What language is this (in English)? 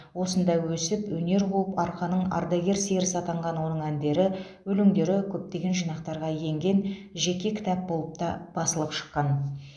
Kazakh